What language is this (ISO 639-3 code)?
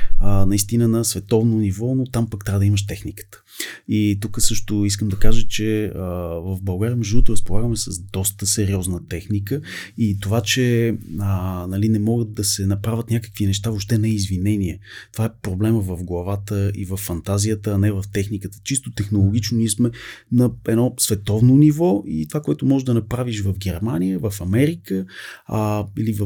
bul